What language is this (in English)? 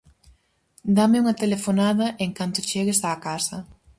Galician